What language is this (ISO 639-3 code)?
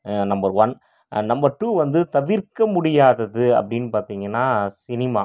tam